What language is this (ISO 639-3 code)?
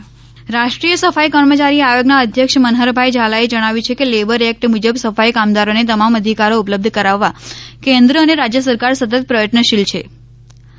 guj